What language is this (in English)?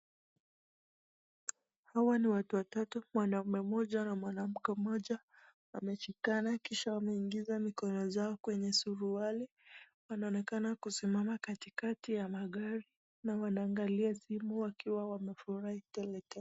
Swahili